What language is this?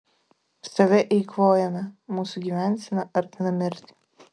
Lithuanian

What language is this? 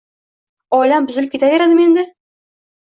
Uzbek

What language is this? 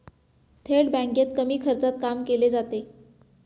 Marathi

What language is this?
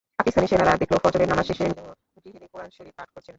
Bangla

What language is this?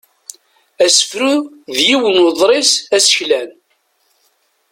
Kabyle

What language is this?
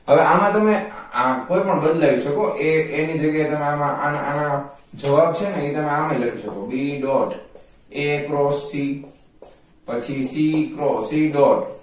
Gujarati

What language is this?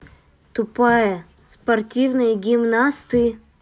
Russian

